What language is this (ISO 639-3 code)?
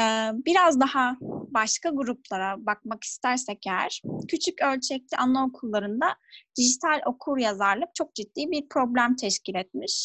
tur